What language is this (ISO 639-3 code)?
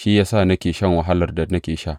hau